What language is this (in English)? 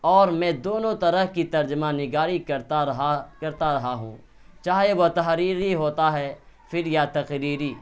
Urdu